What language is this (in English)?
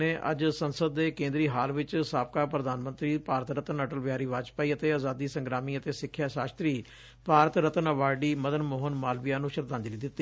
Punjabi